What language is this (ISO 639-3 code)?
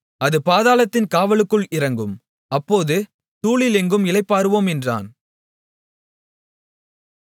tam